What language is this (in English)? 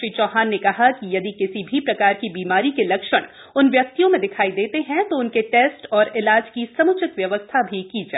Hindi